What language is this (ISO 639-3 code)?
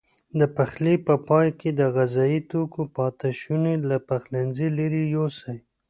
pus